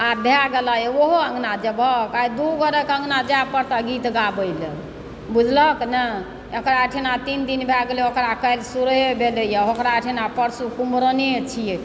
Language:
Maithili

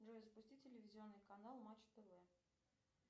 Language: Russian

